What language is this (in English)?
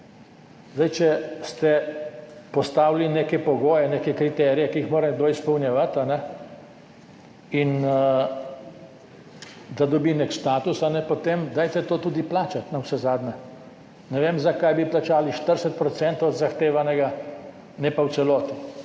Slovenian